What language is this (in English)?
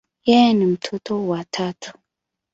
Swahili